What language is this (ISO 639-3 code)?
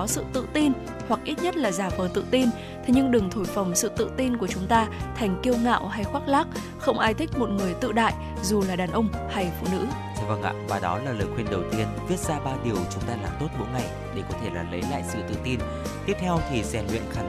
vie